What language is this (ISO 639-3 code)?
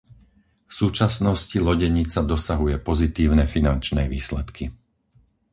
slk